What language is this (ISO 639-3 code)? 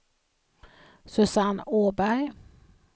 swe